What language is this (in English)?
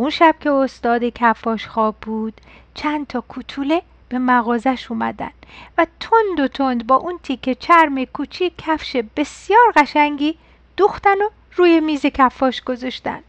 Persian